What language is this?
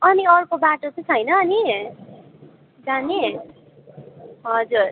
Nepali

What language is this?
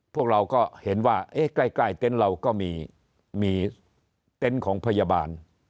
Thai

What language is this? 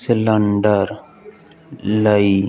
Punjabi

